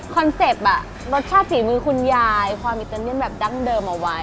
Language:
Thai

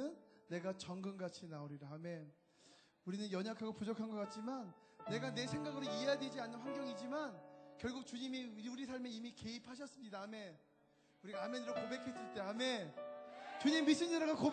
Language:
Korean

